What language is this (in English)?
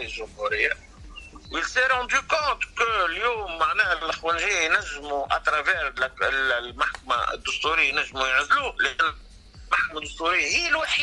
Arabic